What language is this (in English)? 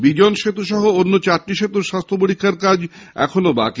Bangla